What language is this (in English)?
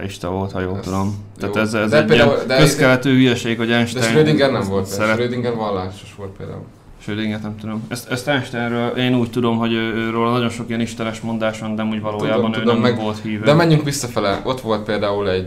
Hungarian